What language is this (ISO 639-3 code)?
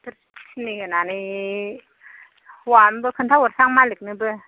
brx